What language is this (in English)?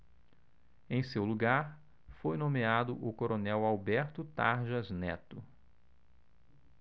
Portuguese